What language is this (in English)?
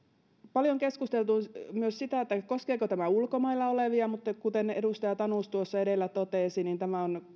Finnish